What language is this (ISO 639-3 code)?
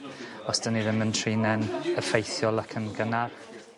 cym